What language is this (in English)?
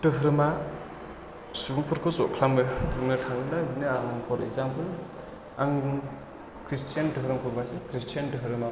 Bodo